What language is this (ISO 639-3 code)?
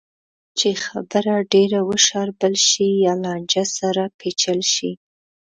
pus